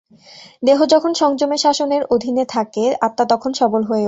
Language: Bangla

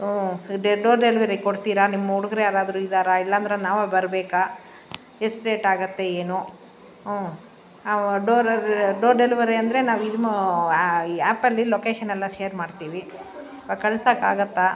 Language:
Kannada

